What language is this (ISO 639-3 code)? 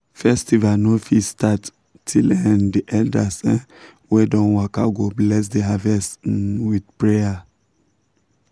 pcm